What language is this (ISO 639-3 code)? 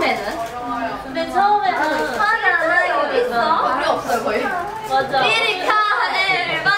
kor